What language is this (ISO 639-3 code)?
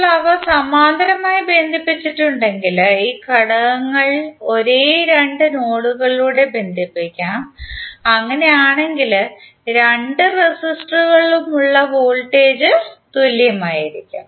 mal